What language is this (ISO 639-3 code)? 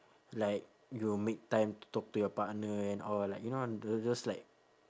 eng